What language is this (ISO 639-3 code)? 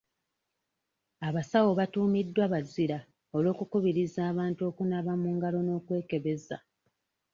lug